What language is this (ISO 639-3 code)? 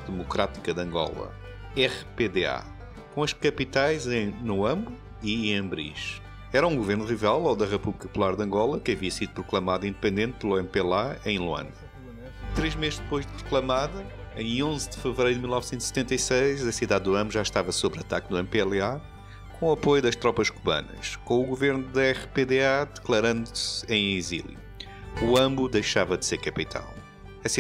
por